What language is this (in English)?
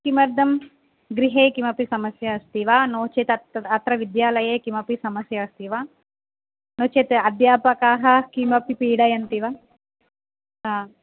Sanskrit